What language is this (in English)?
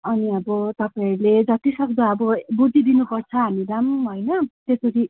Nepali